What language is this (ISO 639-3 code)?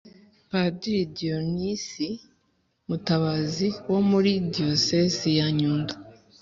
kin